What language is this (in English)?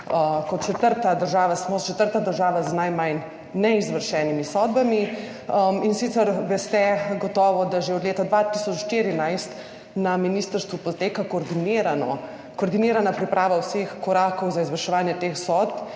Slovenian